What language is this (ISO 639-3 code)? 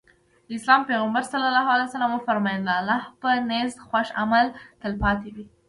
pus